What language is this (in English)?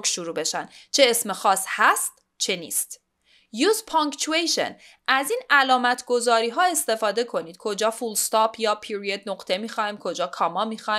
Persian